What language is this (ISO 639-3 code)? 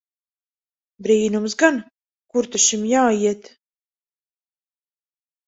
lav